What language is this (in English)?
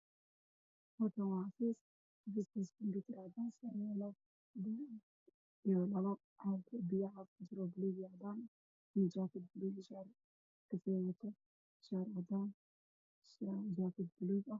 Somali